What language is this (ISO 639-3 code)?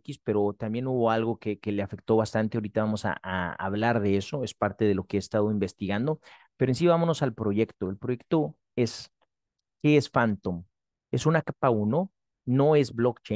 spa